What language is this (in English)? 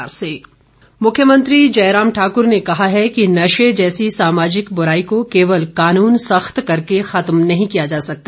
Hindi